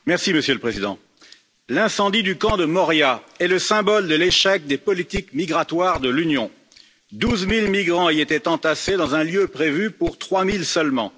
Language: French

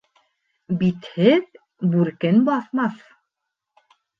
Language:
Bashkir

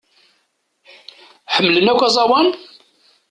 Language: Kabyle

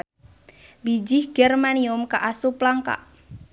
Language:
Sundanese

